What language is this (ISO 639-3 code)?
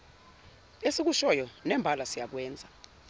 zul